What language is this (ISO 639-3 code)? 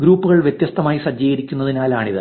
mal